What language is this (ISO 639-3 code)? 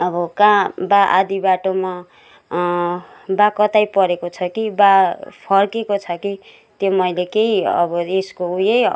nep